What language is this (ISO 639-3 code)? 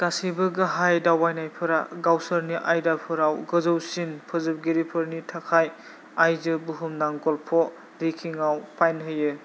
brx